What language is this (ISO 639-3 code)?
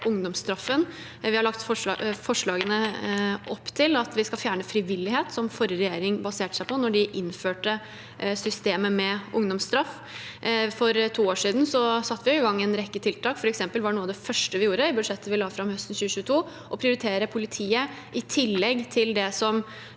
nor